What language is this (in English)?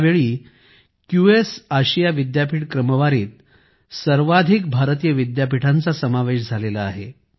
Marathi